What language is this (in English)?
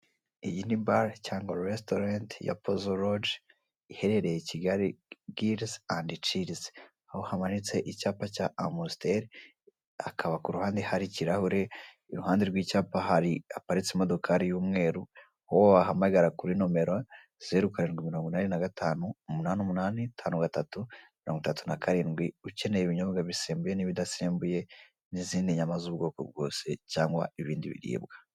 Kinyarwanda